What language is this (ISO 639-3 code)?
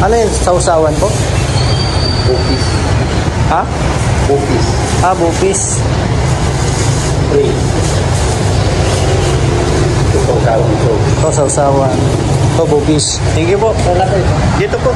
fil